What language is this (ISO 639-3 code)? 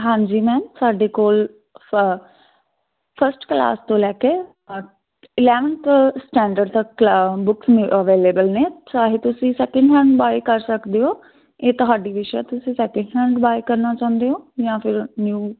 pan